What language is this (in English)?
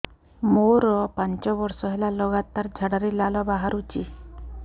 Odia